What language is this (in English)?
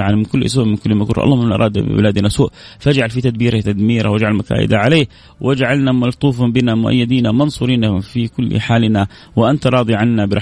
Arabic